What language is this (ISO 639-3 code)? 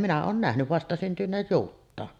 fin